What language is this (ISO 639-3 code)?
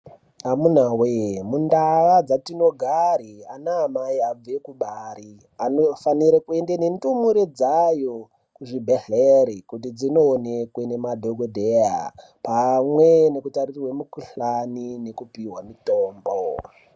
ndc